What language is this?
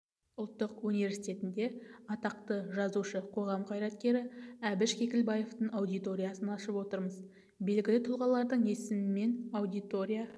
Kazakh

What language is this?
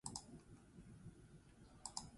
Basque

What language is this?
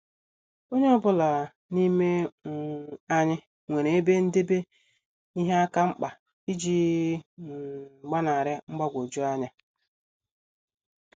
Igbo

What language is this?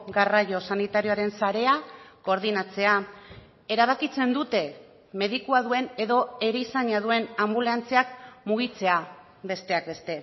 Basque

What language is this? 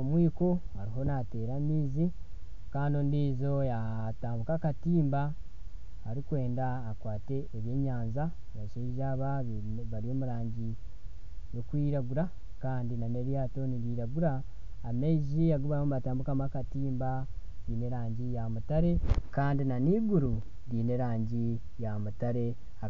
Nyankole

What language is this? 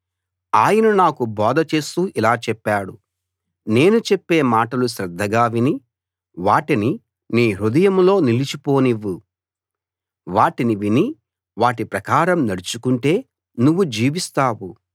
Telugu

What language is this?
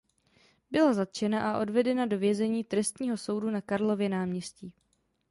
Czech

